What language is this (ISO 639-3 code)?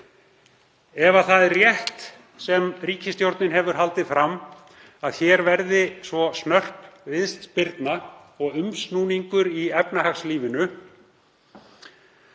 isl